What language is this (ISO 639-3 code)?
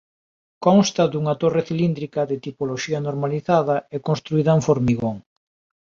glg